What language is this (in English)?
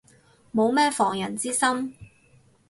Cantonese